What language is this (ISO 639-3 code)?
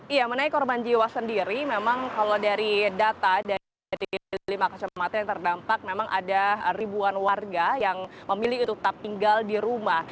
ind